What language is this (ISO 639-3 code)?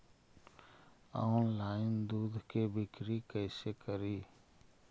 mag